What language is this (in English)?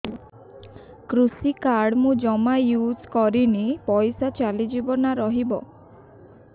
Odia